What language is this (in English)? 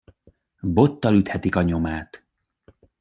Hungarian